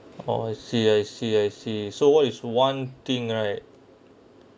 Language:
English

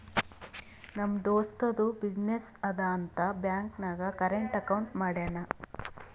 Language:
Kannada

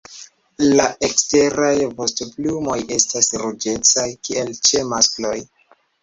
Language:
Esperanto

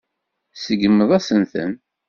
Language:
Kabyle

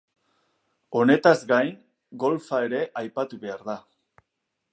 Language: Basque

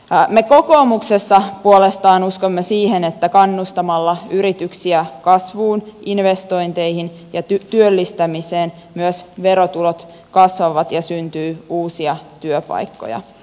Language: Finnish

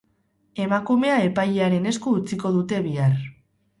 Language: Basque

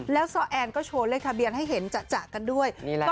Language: Thai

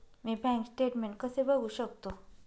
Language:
Marathi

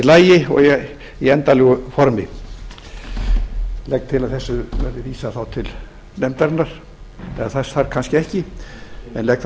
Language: Icelandic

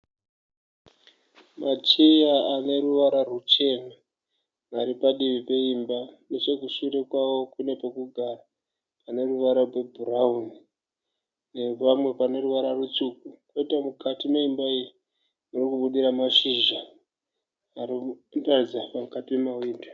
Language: Shona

